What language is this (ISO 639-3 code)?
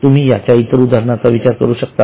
mar